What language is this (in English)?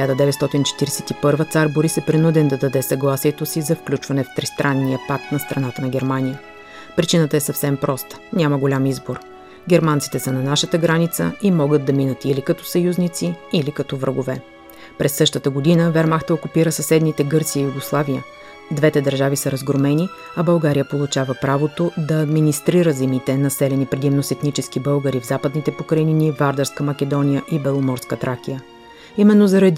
Bulgarian